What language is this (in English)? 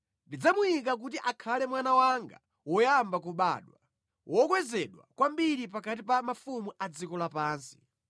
Nyanja